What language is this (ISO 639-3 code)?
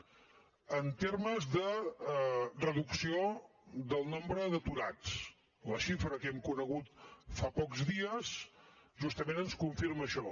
cat